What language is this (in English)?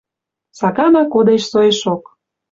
Western Mari